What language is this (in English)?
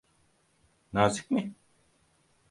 Turkish